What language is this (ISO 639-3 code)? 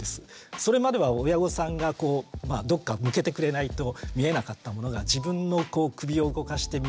jpn